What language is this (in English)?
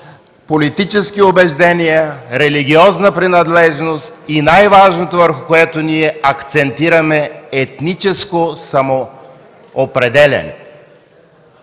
Bulgarian